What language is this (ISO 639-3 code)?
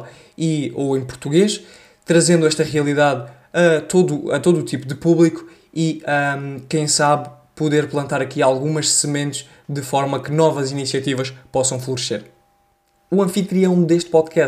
por